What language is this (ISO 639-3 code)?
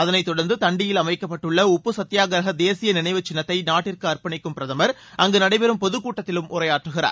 tam